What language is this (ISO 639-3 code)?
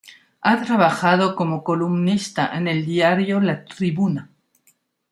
spa